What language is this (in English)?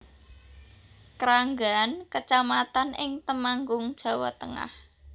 Javanese